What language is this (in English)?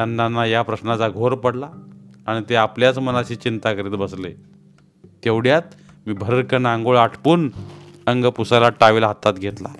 Marathi